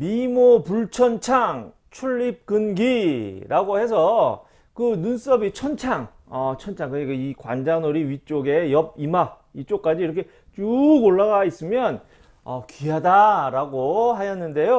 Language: Korean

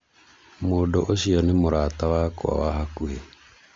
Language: Kikuyu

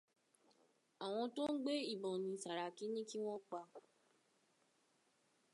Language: Yoruba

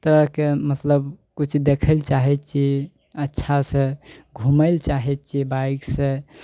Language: Maithili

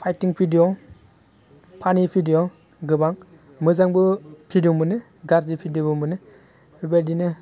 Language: Bodo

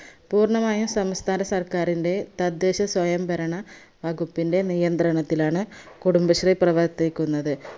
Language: Malayalam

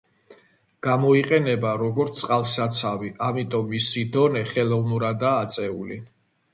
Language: Georgian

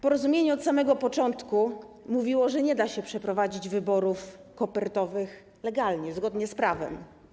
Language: Polish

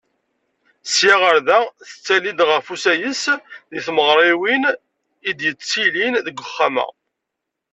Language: Kabyle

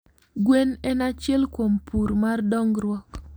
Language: Luo (Kenya and Tanzania)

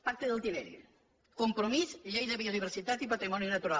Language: Catalan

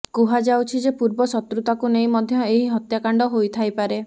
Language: Odia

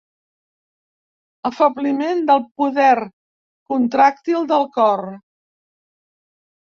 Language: Catalan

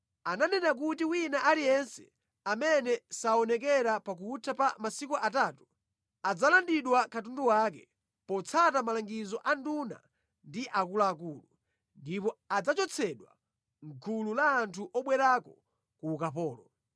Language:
Nyanja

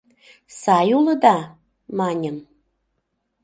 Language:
Mari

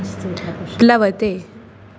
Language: Sanskrit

